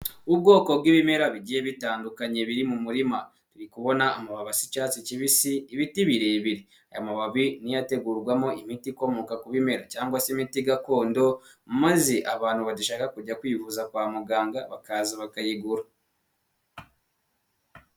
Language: Kinyarwanda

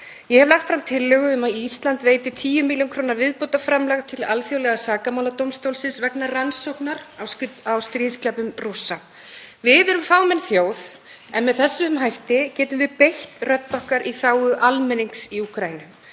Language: Icelandic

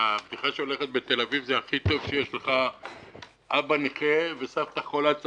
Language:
Hebrew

